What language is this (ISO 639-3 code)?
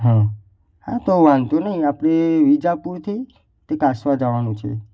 guj